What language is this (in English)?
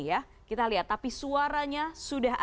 Indonesian